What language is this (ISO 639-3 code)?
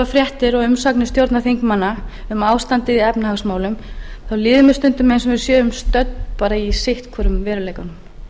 isl